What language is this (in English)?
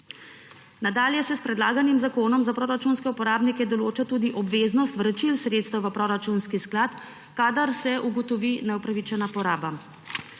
Slovenian